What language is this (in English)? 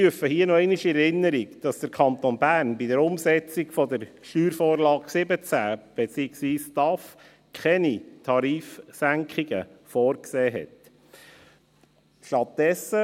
Swiss German